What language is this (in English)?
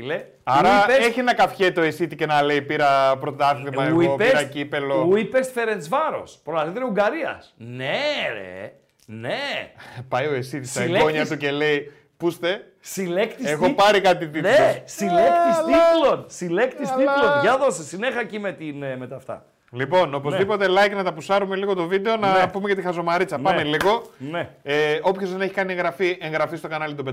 Greek